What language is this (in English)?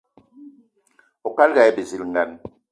Eton (Cameroon)